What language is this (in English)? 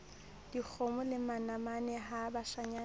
Southern Sotho